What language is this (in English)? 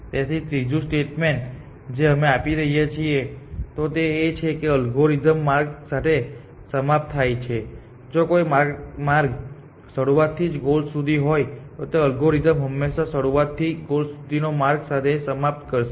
Gujarati